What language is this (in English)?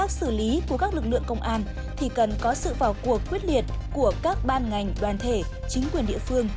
Vietnamese